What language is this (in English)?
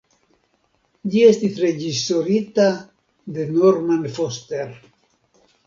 Esperanto